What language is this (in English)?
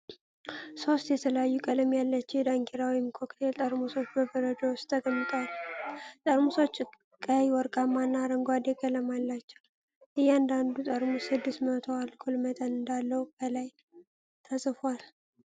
Amharic